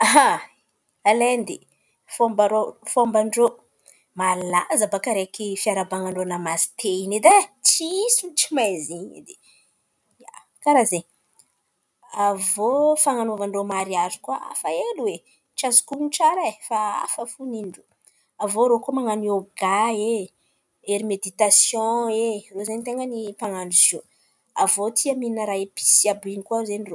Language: Antankarana Malagasy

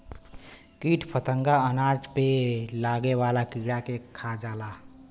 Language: Bhojpuri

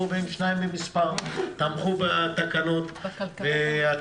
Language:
Hebrew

